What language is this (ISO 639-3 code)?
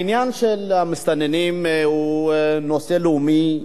heb